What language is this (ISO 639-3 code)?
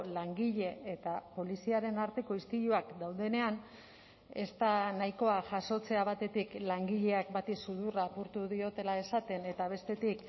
eus